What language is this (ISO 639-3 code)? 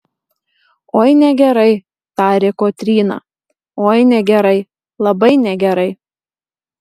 lit